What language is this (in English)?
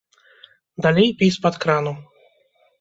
Belarusian